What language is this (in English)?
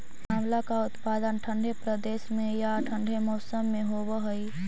Magahi